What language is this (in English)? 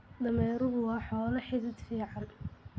Somali